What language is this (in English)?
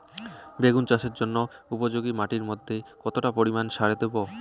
Bangla